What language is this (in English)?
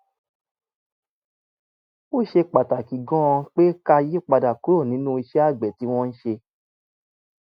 Yoruba